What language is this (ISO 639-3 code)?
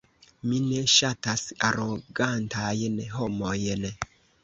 epo